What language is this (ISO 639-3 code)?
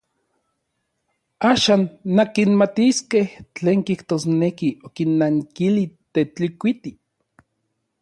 nlv